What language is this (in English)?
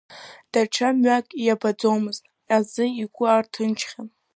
Abkhazian